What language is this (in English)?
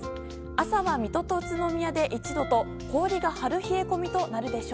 Japanese